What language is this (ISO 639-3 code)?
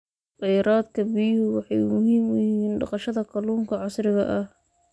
som